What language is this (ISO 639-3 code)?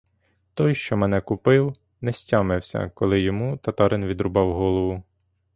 ukr